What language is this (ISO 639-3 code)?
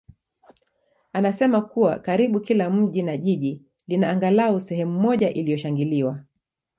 swa